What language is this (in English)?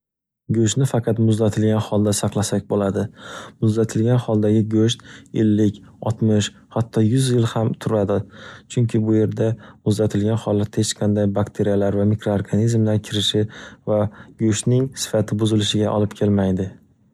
Uzbek